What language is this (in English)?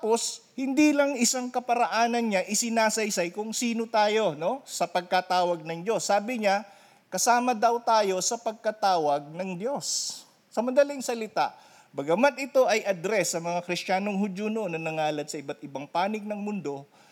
Filipino